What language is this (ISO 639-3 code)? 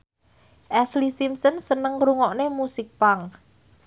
jav